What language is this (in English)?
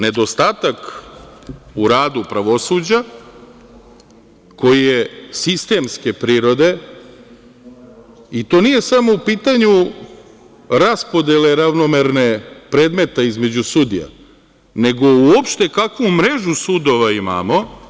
Serbian